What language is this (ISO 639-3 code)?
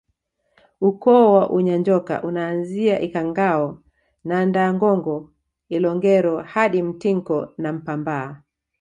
swa